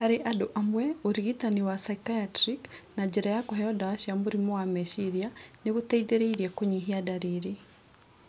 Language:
Kikuyu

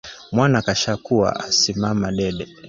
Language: Swahili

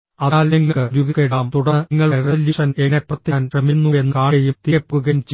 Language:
Malayalam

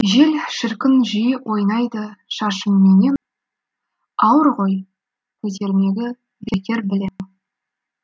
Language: Kazakh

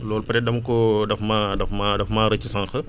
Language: Wolof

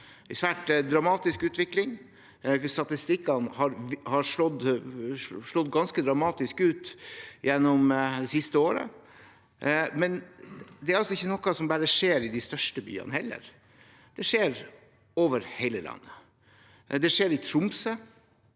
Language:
Norwegian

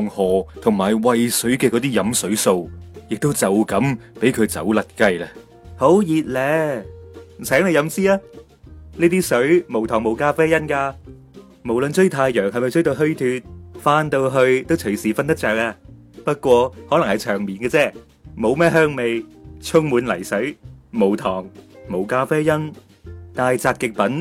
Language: Chinese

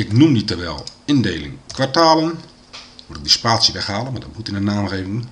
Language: Dutch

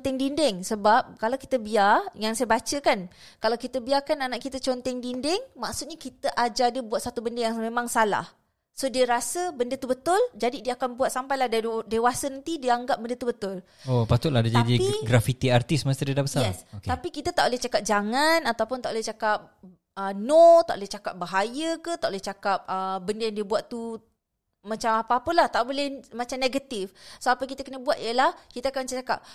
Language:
Malay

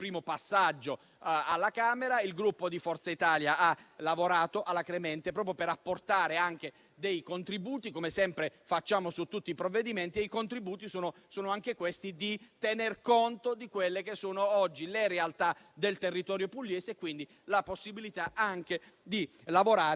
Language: Italian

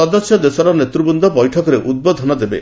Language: Odia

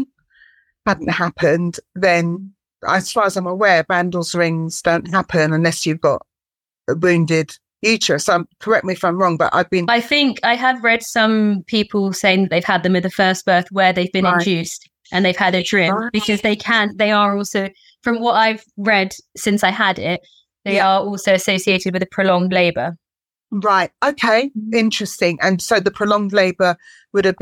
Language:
English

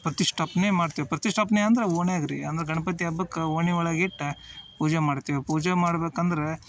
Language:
Kannada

